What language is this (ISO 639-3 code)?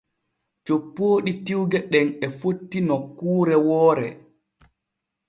fue